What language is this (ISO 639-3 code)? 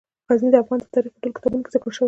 pus